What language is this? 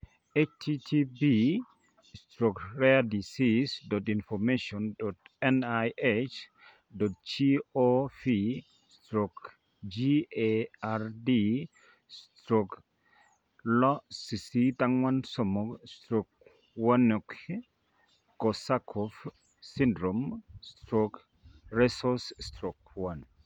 Kalenjin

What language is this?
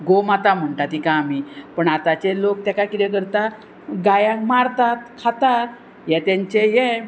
Konkani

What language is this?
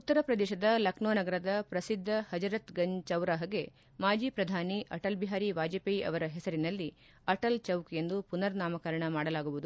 Kannada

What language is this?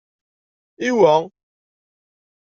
Kabyle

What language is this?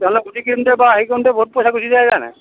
Assamese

